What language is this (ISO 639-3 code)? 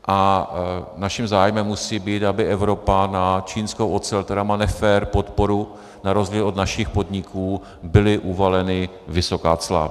ces